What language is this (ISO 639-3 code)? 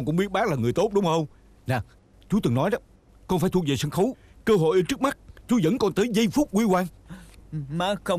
vie